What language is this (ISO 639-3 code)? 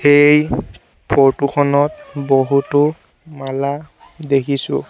asm